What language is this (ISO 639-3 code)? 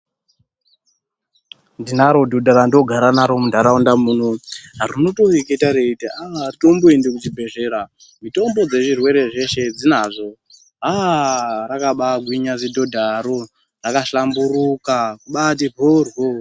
ndc